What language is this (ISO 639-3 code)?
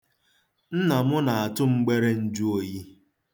ibo